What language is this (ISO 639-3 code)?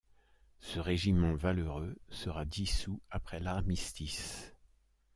fra